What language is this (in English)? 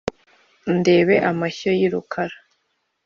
Kinyarwanda